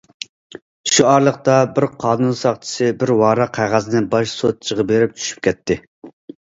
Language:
Uyghur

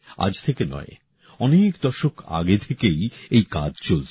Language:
Bangla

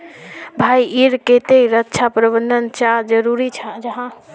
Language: Magahi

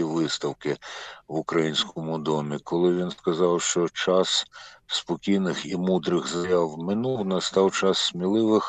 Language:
Ukrainian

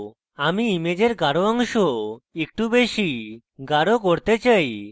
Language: Bangla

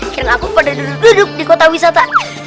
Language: Indonesian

